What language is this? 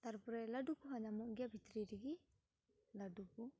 Santali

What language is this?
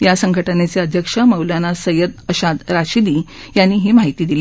Marathi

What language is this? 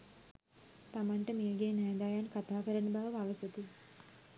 Sinhala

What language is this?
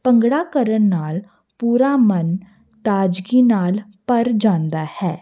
Punjabi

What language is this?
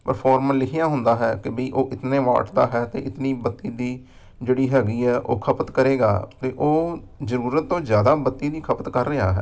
Punjabi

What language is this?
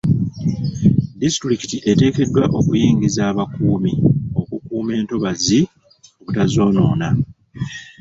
Ganda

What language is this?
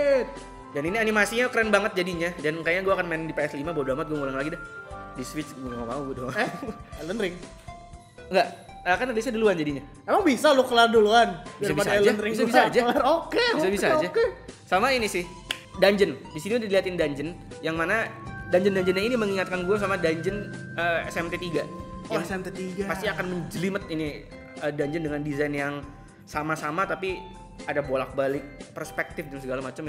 Indonesian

